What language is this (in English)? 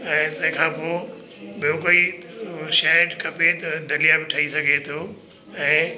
Sindhi